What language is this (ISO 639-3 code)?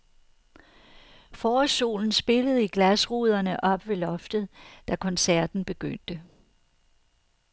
dan